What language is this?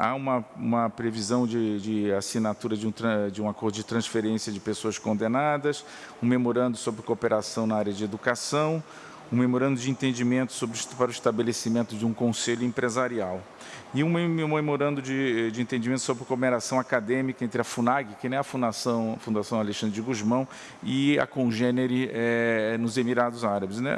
Portuguese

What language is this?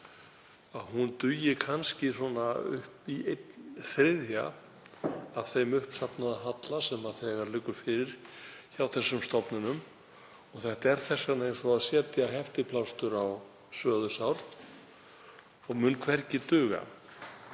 Icelandic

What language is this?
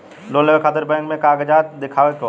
Bhojpuri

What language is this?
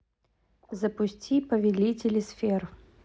Russian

